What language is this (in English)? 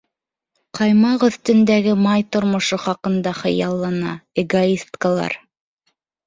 Bashkir